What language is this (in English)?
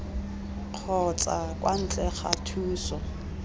Tswana